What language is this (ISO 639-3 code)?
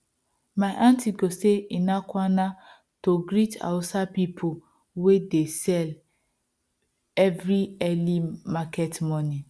pcm